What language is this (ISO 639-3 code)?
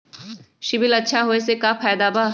mag